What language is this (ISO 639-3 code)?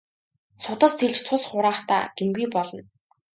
mon